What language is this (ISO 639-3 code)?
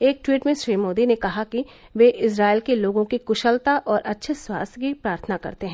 hin